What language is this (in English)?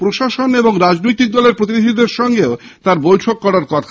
Bangla